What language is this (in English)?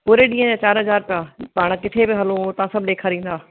Sindhi